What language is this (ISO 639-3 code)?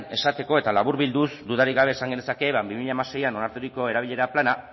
eus